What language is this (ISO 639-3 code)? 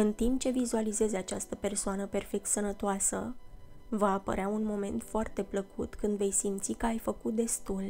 ron